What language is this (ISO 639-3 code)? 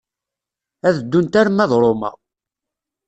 kab